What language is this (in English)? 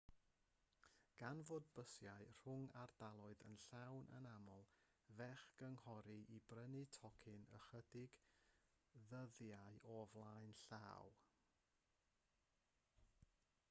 Welsh